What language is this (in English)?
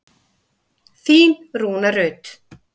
Icelandic